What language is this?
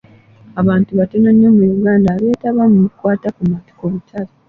Ganda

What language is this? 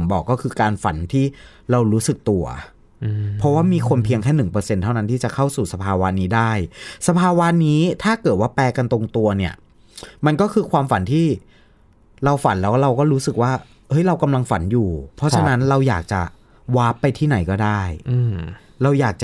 Thai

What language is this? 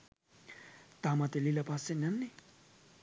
Sinhala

